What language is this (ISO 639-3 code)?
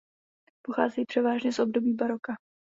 ces